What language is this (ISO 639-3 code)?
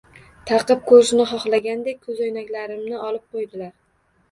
uzb